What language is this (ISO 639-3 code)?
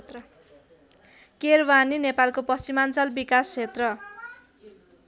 nep